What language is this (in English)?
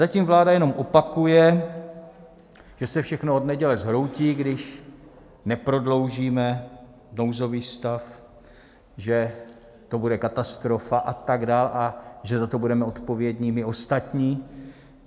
Czech